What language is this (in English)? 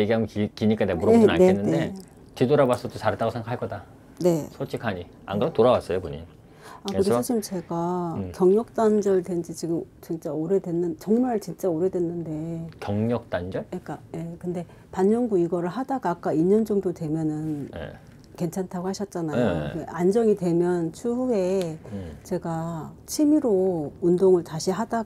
Korean